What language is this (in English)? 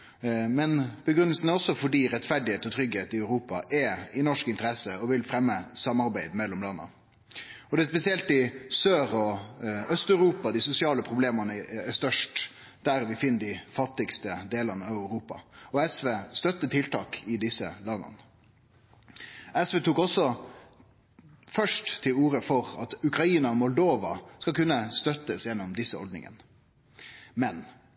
Norwegian Nynorsk